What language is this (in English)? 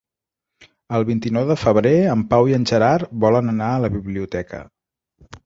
Catalan